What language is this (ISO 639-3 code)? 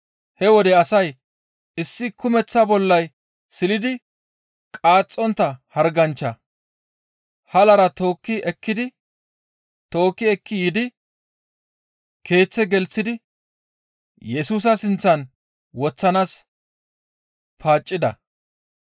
gmv